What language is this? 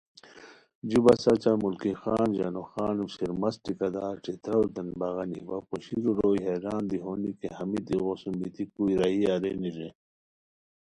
Khowar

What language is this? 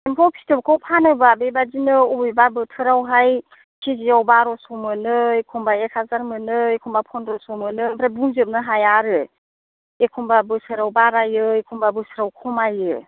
Bodo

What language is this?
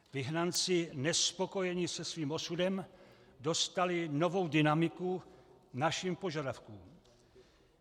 Czech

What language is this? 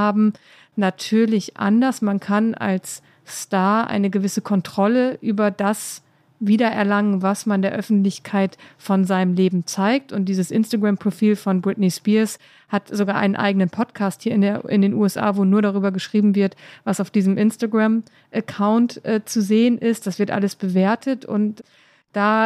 German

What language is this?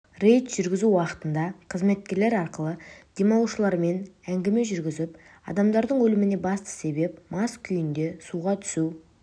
Kazakh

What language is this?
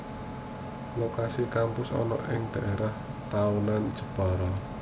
Javanese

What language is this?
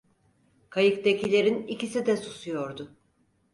Turkish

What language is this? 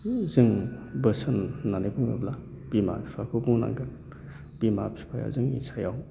Bodo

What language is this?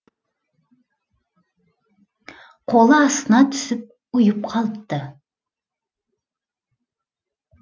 Kazakh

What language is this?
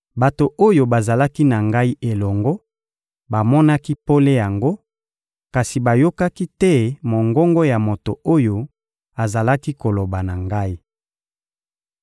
Lingala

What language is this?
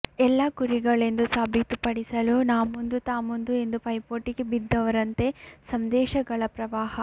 Kannada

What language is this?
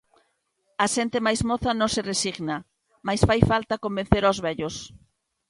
Galician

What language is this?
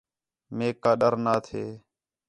Khetrani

